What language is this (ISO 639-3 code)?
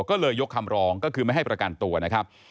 tha